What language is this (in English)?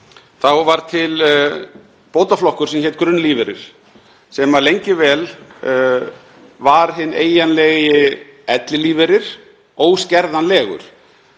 Icelandic